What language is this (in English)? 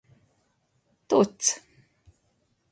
Hungarian